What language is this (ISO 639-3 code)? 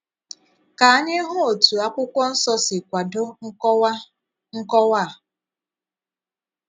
ibo